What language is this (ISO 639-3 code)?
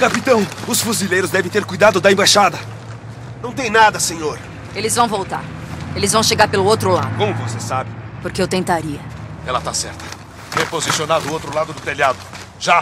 por